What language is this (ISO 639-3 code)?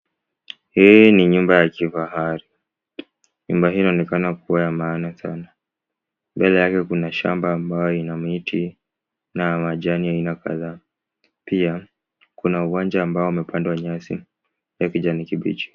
swa